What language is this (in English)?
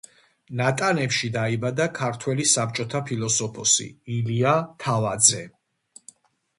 Georgian